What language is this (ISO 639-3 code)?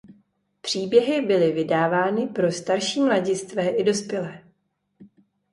ces